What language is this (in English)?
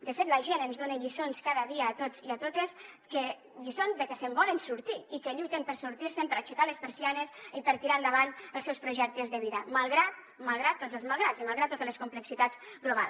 Catalan